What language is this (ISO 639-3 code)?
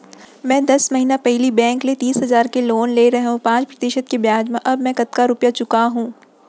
hne